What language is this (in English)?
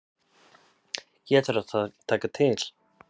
Icelandic